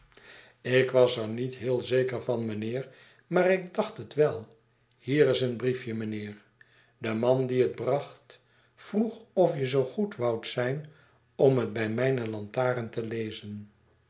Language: Dutch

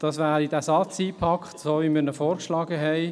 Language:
Swiss German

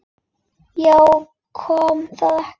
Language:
Icelandic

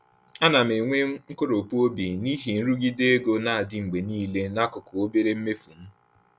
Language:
Igbo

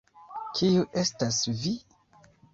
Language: Esperanto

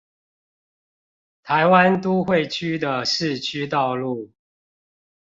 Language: Chinese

